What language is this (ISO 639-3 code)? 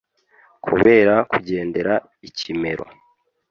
kin